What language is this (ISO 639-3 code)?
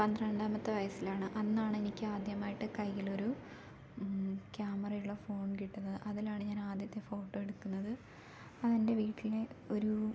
mal